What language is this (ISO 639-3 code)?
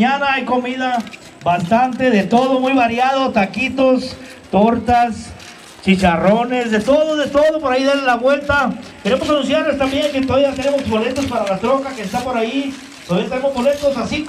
spa